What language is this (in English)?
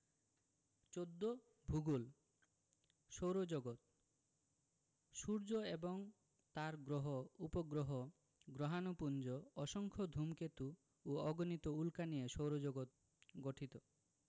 Bangla